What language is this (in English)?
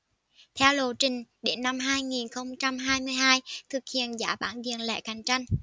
Vietnamese